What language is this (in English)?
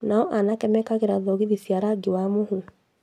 Kikuyu